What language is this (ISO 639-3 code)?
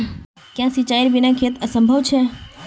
mag